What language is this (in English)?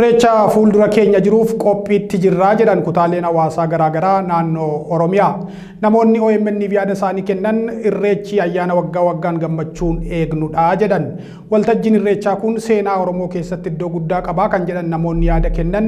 Indonesian